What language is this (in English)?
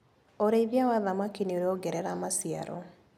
Kikuyu